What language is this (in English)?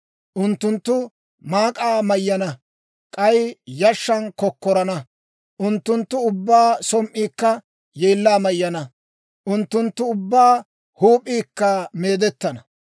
Dawro